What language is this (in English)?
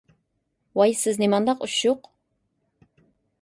Uyghur